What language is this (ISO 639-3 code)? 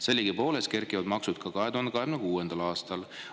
est